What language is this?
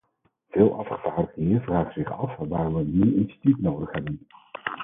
Dutch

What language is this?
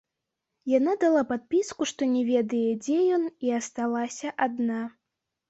Belarusian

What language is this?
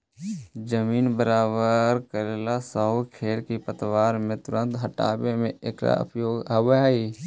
Magahi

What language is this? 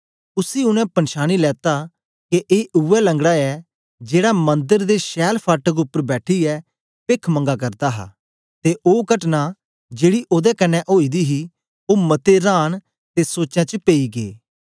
Dogri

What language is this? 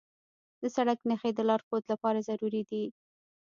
Pashto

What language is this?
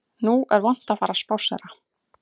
Icelandic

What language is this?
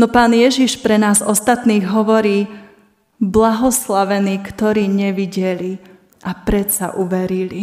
Slovak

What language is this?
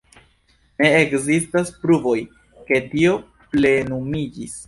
Esperanto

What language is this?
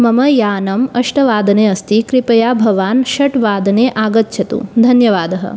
Sanskrit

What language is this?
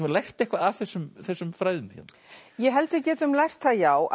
Icelandic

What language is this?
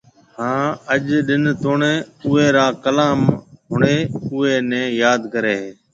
Marwari (Pakistan)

